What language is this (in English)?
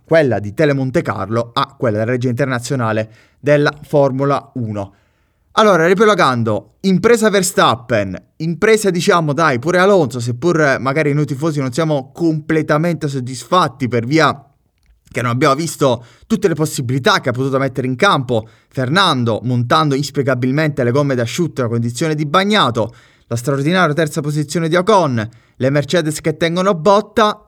Italian